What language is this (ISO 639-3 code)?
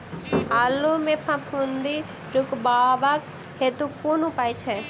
mai